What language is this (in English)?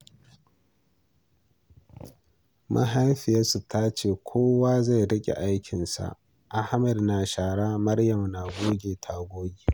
Hausa